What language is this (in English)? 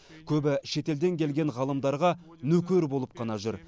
Kazakh